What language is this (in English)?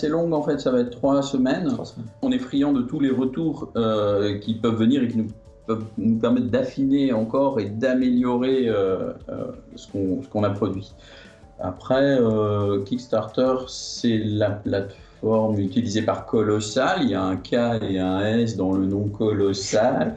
French